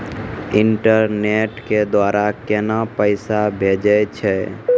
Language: Maithili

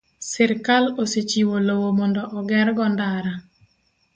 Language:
Luo (Kenya and Tanzania)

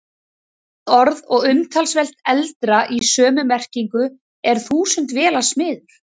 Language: Icelandic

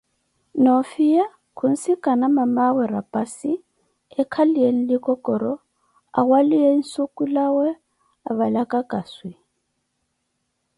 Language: Koti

